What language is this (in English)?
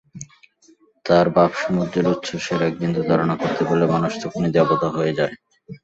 Bangla